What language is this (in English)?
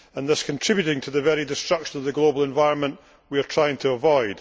English